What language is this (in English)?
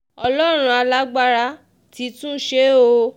Yoruba